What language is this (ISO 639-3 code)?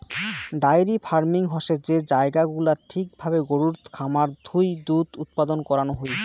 ben